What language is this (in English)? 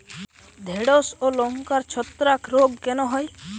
Bangla